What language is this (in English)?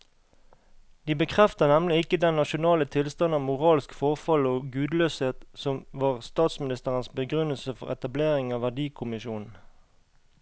Norwegian